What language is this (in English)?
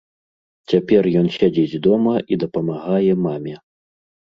Belarusian